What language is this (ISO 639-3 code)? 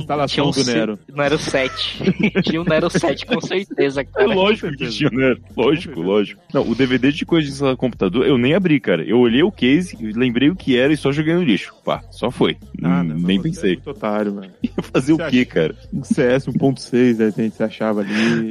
por